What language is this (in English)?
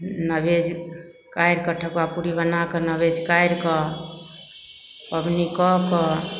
Maithili